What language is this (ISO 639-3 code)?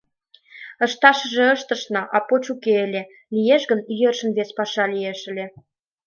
chm